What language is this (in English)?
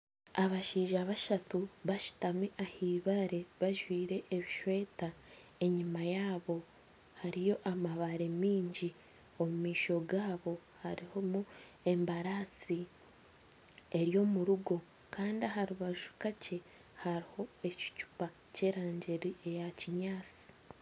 Nyankole